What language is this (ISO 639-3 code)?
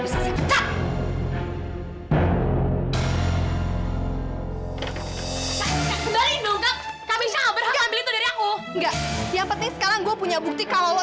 ind